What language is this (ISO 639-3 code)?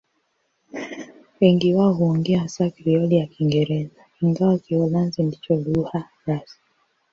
swa